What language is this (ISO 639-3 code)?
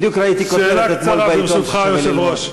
heb